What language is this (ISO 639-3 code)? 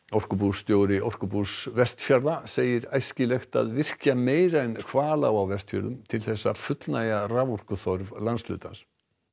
isl